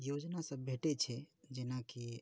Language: Maithili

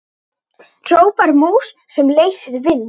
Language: Icelandic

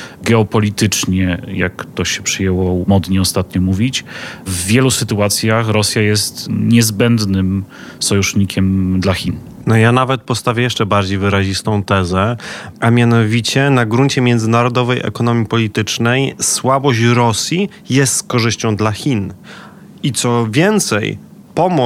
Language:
Polish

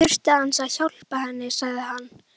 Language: Icelandic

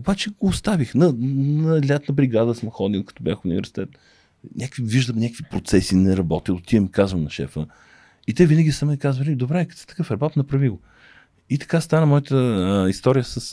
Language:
Bulgarian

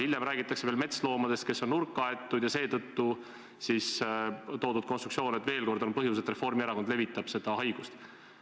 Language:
Estonian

